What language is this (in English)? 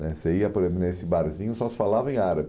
Portuguese